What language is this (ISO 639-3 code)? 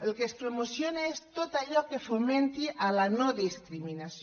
cat